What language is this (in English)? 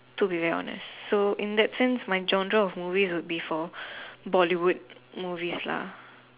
English